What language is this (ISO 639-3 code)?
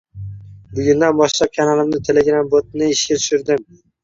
uzb